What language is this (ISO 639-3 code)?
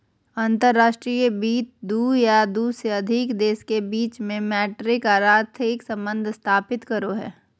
mag